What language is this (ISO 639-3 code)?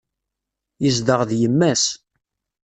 kab